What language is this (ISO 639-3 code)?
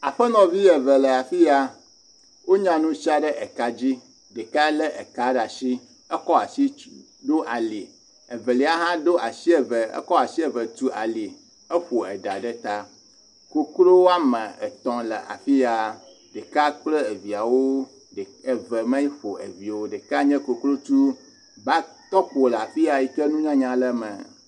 ewe